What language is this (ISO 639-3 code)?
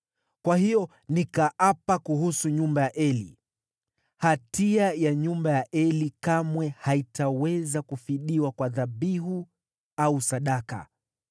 swa